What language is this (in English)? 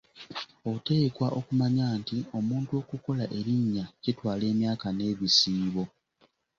Ganda